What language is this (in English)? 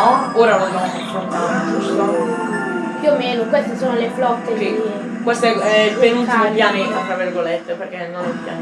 Italian